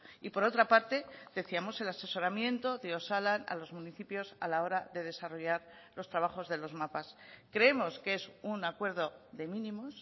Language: Spanish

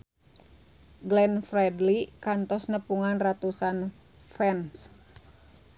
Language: Sundanese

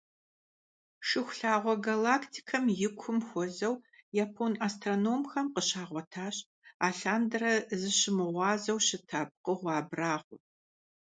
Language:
Kabardian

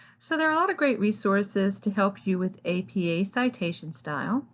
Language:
English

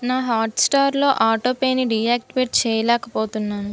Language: Telugu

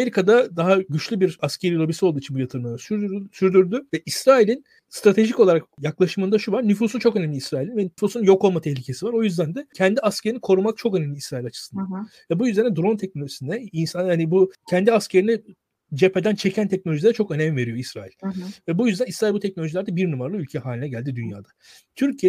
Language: Turkish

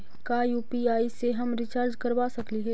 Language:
Magahi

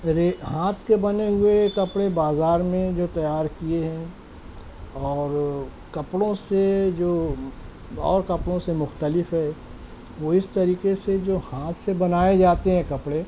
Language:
Urdu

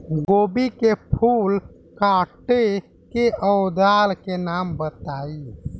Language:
Bhojpuri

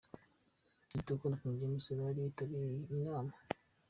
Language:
Kinyarwanda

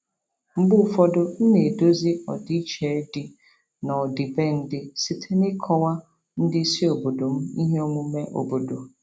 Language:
Igbo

